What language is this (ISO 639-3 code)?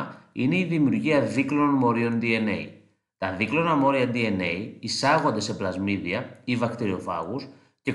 ell